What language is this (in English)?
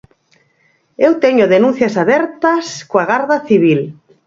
Galician